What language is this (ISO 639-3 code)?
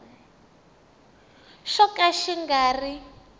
tso